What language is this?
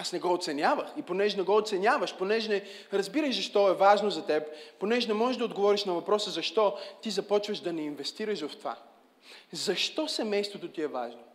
Bulgarian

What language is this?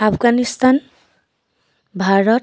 Assamese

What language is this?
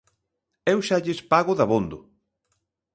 Galician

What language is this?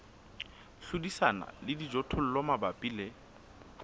Southern Sotho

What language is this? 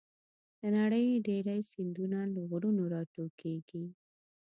Pashto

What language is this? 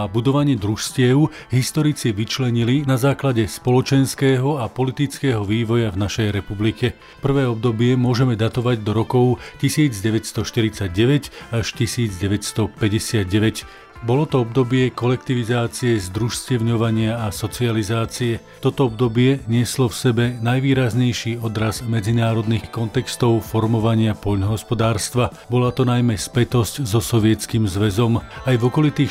Slovak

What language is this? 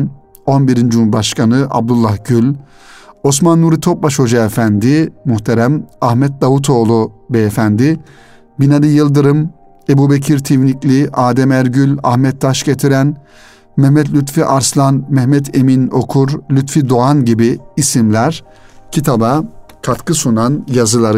Turkish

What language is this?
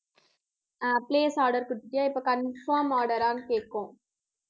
Tamil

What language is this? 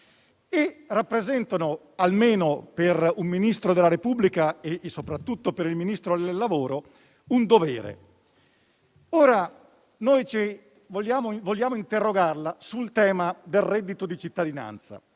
Italian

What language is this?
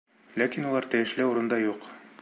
Bashkir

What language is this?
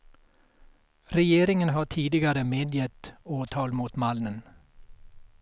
Swedish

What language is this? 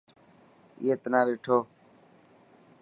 Dhatki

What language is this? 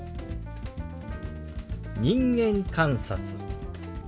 Japanese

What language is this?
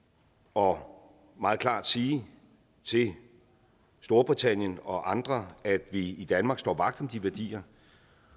Danish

